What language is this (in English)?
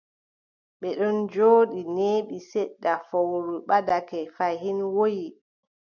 Adamawa Fulfulde